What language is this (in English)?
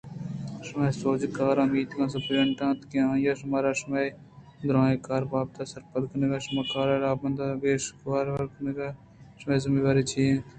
Eastern Balochi